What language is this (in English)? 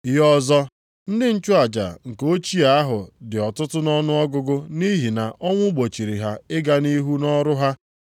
Igbo